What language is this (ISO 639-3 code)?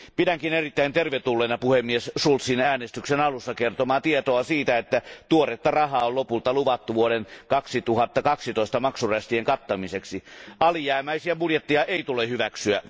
fin